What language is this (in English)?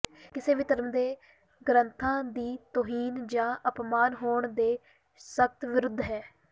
Punjabi